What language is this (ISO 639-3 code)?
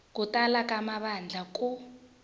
tso